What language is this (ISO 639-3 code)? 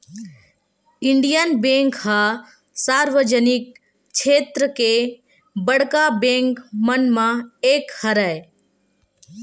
hne